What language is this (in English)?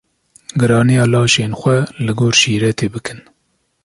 Kurdish